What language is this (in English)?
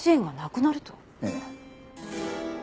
Japanese